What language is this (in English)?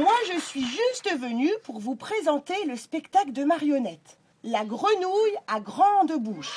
French